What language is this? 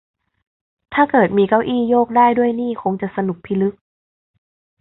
Thai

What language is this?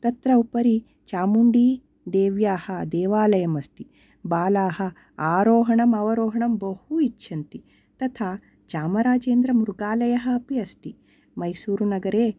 Sanskrit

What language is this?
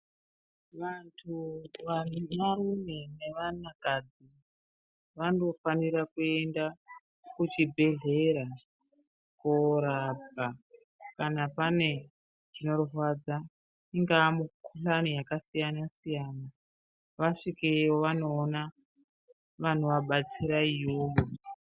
Ndau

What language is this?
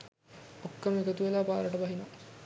Sinhala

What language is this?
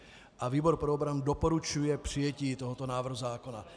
Czech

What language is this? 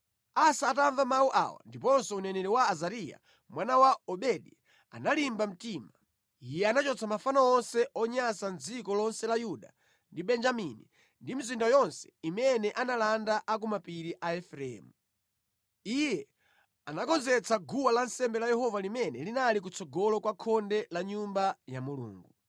Nyanja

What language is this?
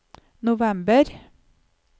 Norwegian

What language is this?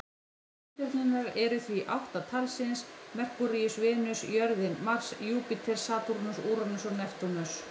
Icelandic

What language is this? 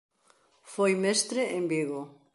Galician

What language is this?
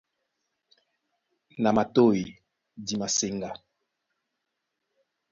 Duala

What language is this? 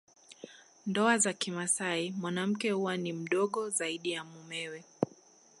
Swahili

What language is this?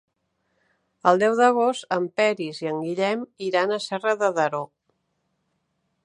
Catalan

